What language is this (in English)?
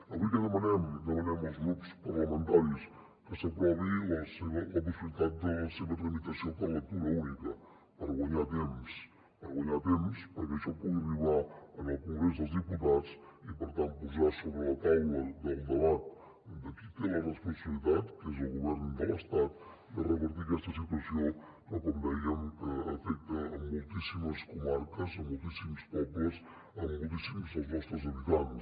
Catalan